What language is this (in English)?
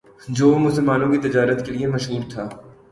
Urdu